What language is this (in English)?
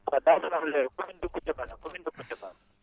Wolof